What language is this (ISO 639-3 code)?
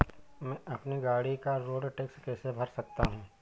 hin